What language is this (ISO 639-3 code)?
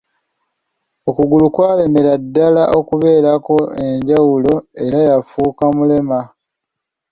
lug